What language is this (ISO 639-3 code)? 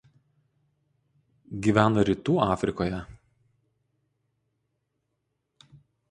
lit